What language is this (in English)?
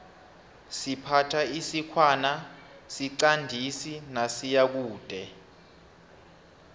South Ndebele